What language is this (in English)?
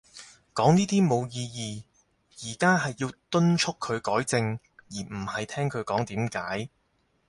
Cantonese